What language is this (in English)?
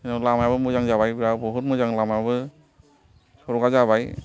Bodo